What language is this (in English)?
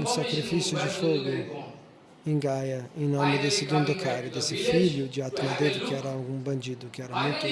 Portuguese